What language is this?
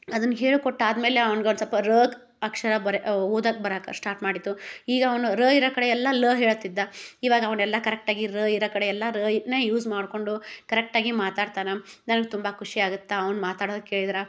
Kannada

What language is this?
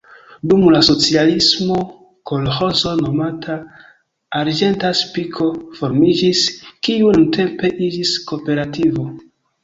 Esperanto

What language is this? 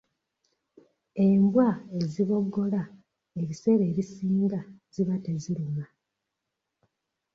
Ganda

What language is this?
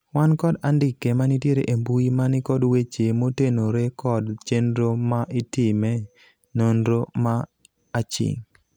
Luo (Kenya and Tanzania)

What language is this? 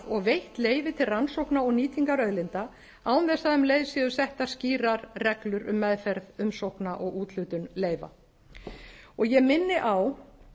Icelandic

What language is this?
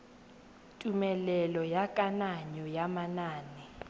Tswana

